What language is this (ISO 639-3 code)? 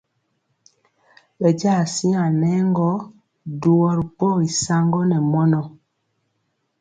mcx